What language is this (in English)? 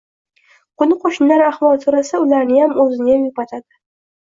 Uzbek